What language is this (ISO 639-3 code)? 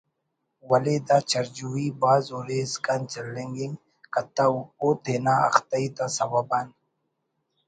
brh